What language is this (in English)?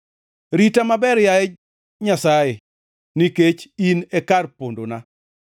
Luo (Kenya and Tanzania)